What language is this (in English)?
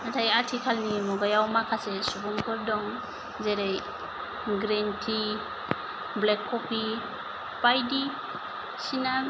Bodo